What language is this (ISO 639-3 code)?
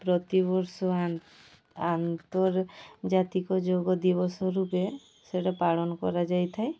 ori